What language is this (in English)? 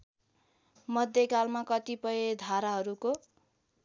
Nepali